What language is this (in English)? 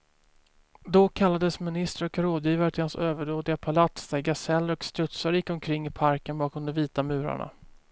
Swedish